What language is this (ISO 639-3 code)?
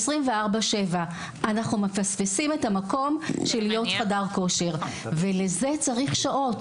heb